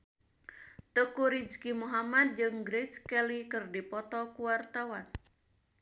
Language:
Sundanese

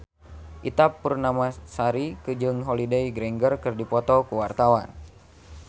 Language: Sundanese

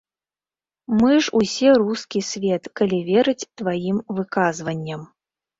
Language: Belarusian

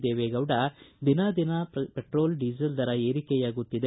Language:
Kannada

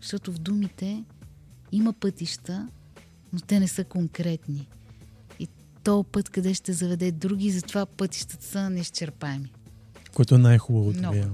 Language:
Bulgarian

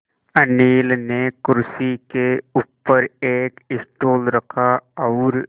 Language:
Hindi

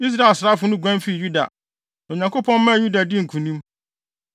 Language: Akan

